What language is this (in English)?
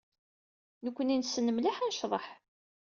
Kabyle